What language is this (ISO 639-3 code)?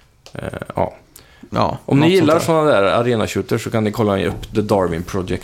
swe